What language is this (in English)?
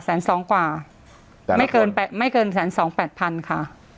Thai